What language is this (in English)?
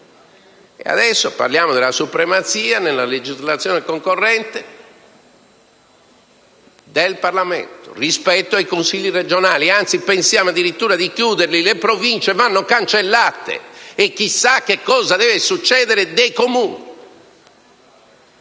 Italian